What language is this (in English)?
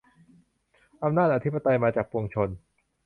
Thai